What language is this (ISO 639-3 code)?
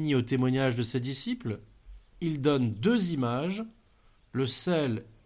fra